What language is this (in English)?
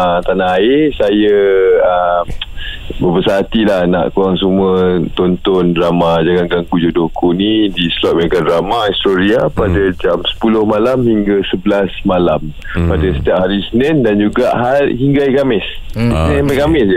Malay